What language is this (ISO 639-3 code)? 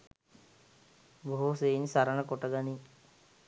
sin